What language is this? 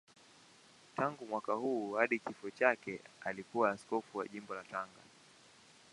Swahili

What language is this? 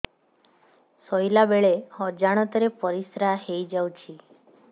Odia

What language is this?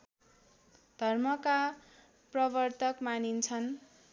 Nepali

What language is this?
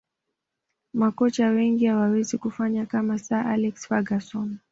Swahili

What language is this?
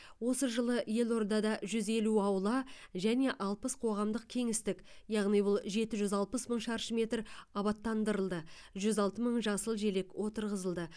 Kazakh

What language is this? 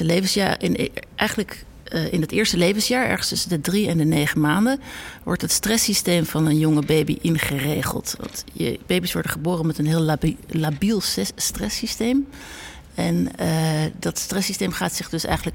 Dutch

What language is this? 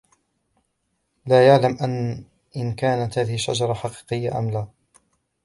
Arabic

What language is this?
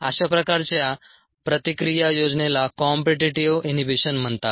Marathi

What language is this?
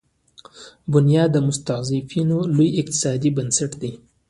Pashto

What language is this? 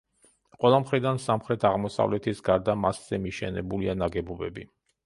Georgian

